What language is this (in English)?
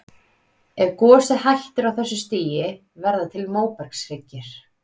Icelandic